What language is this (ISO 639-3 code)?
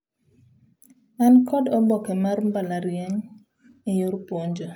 luo